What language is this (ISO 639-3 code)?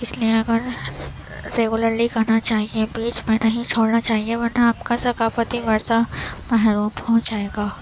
urd